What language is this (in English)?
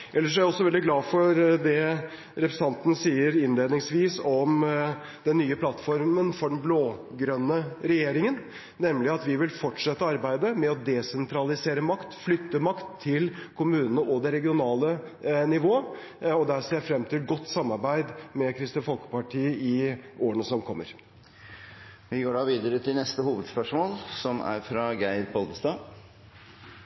Norwegian